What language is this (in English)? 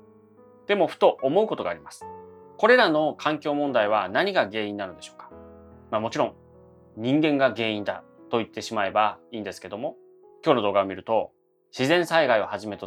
Japanese